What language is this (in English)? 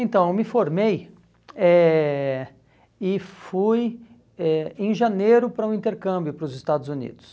Portuguese